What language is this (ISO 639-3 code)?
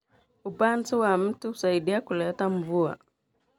kln